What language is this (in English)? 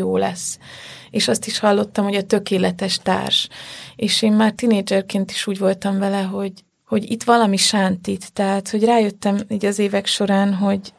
Hungarian